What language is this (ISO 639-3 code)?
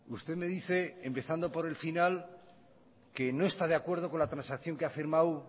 spa